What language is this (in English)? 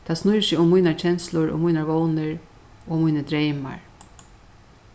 Faroese